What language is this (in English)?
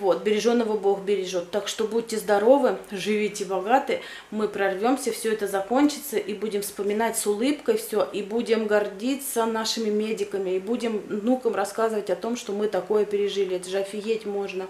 Russian